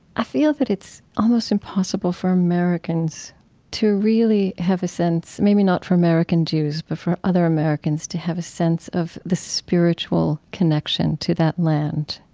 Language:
English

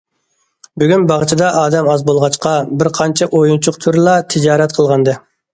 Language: Uyghur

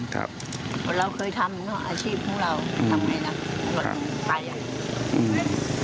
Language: Thai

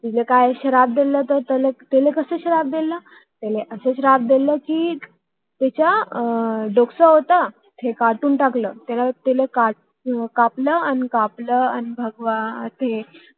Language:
Marathi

